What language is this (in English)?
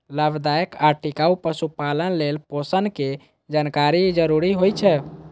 Maithili